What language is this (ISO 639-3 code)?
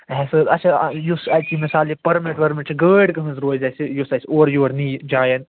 kas